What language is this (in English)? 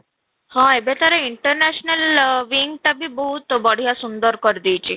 Odia